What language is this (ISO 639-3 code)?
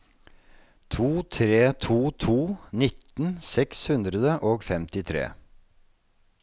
nor